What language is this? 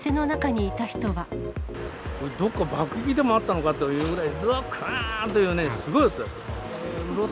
Japanese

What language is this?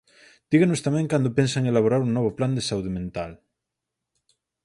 Galician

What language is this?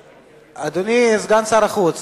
Hebrew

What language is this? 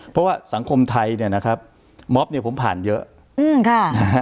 Thai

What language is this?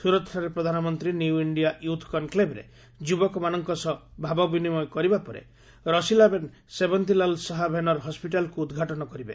Odia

